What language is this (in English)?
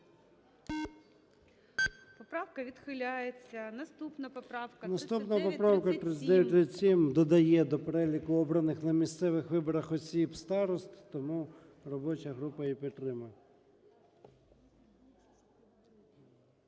Ukrainian